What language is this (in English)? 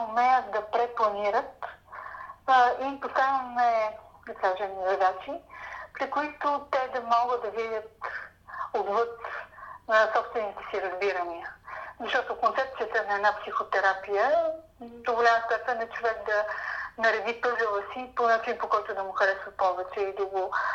Bulgarian